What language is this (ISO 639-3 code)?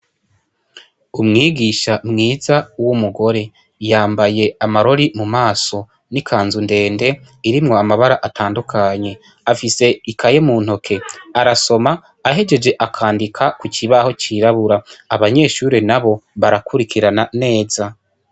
run